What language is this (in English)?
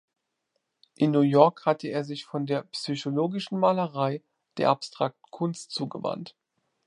German